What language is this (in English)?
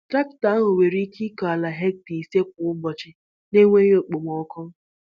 Igbo